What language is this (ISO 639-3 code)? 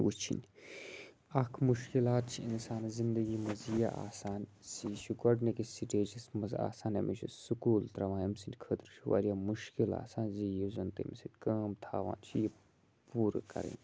kas